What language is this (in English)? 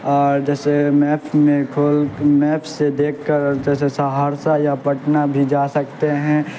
Urdu